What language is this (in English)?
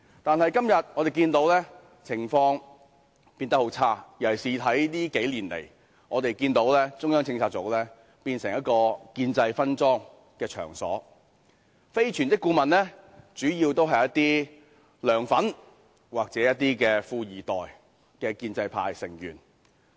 Cantonese